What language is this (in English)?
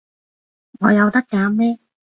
Cantonese